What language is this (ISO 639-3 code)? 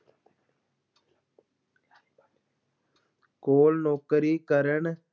pan